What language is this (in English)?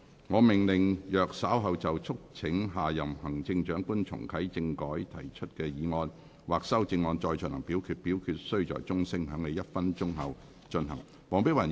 Cantonese